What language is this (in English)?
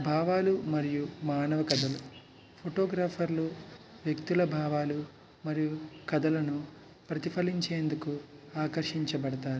Telugu